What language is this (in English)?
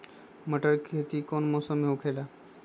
Magahi